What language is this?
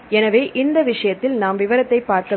Tamil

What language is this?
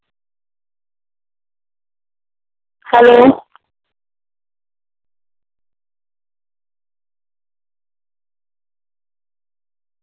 Punjabi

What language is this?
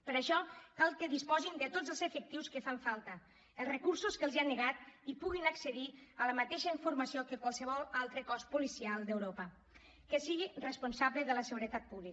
Catalan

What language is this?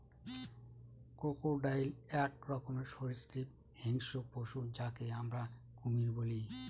Bangla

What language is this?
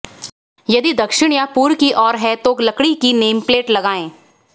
Hindi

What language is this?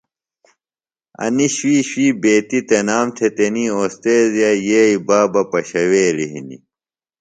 Phalura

